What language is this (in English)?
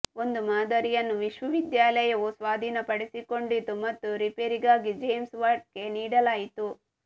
Kannada